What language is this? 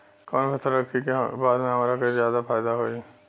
Bhojpuri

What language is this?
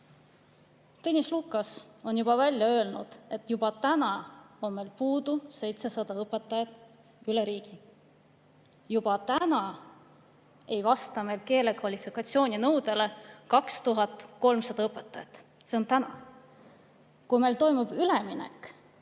Estonian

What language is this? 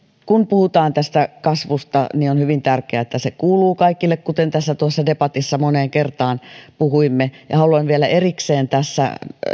Finnish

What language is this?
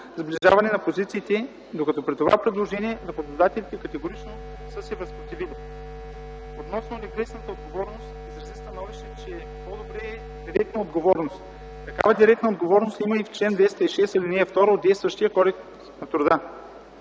Bulgarian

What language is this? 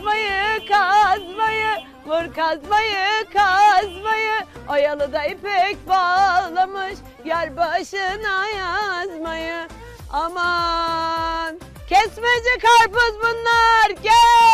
Turkish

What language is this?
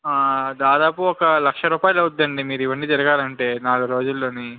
Telugu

